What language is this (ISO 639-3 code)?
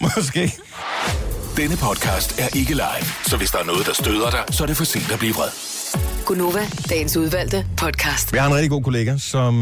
dan